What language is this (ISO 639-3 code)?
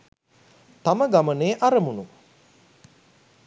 sin